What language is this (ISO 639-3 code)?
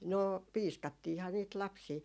fin